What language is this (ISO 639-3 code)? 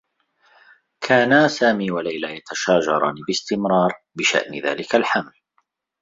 ara